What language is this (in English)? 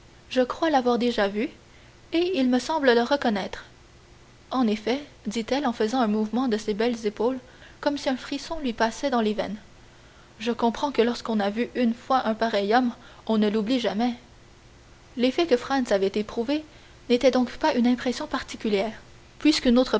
French